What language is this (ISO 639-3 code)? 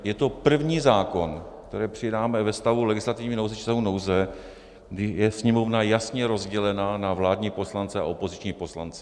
ces